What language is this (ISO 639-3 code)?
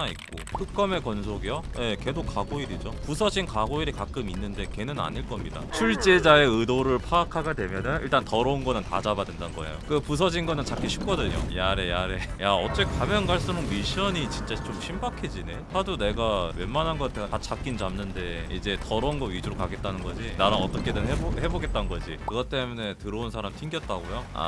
kor